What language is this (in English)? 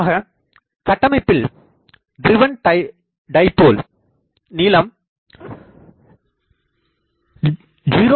Tamil